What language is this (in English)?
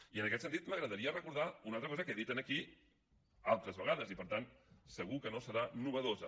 Catalan